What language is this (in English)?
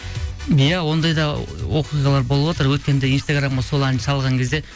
Kazakh